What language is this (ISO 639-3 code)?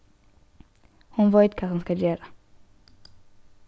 fao